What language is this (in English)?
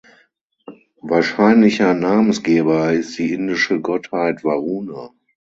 German